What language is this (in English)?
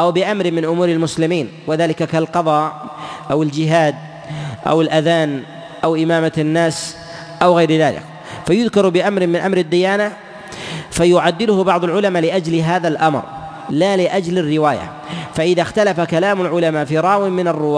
Arabic